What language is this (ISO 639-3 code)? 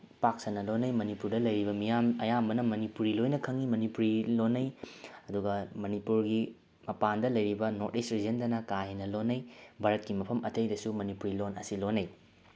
mni